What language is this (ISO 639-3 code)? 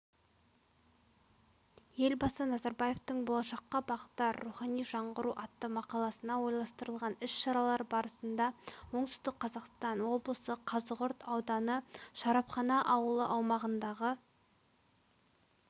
kaz